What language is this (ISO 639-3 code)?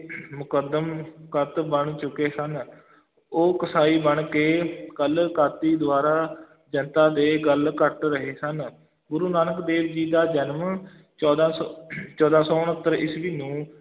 pan